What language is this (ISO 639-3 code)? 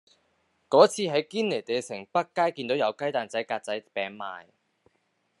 yue